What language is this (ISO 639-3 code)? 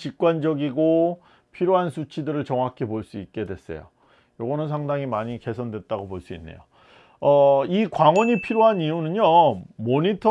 kor